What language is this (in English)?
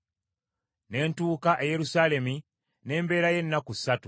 Ganda